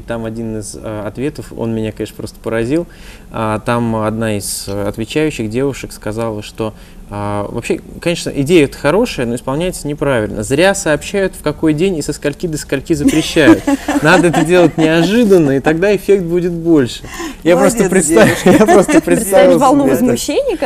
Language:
Russian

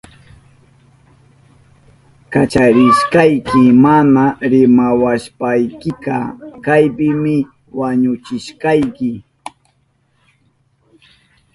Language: Southern Pastaza Quechua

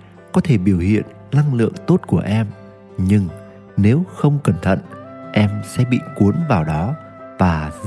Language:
Vietnamese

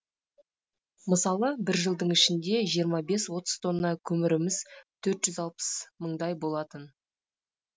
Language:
Kazakh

